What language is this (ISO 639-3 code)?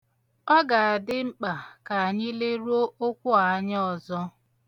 ibo